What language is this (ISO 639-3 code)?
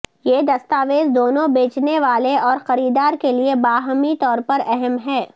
urd